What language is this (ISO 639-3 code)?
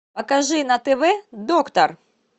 rus